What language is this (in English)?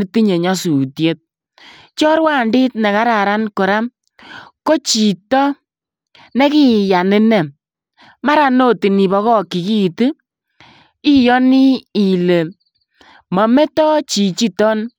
Kalenjin